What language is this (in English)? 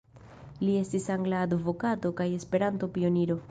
Esperanto